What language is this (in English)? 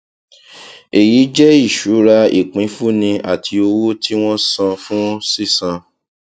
Yoruba